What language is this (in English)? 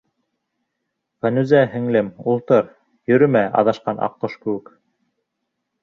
Bashkir